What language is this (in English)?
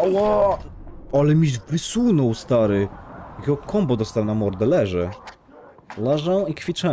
Polish